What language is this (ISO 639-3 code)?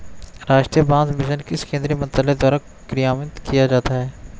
hin